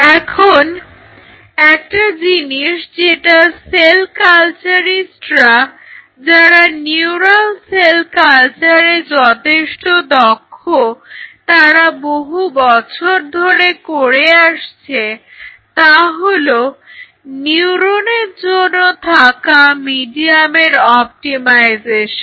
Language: Bangla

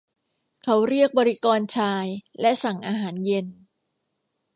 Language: Thai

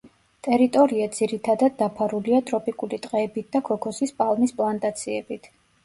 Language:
Georgian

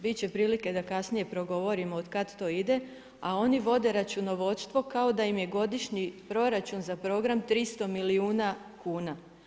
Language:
Croatian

